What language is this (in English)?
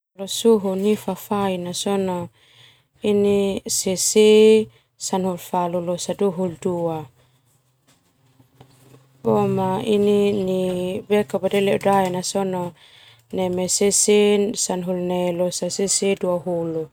Termanu